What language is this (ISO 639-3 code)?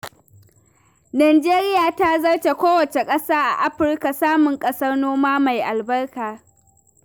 hau